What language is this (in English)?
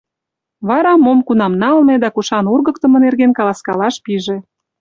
Mari